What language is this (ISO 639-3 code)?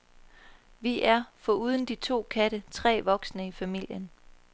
dan